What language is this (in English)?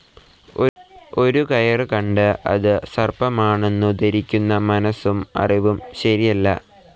Malayalam